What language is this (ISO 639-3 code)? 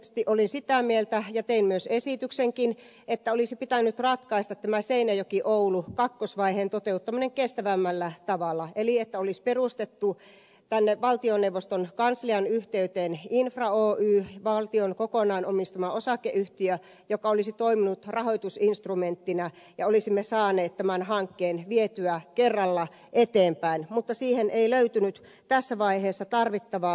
fin